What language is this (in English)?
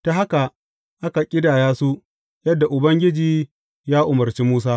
Hausa